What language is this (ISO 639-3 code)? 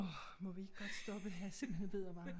dan